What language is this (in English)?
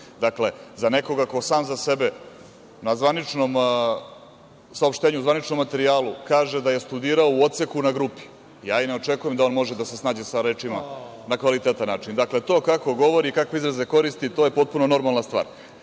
Serbian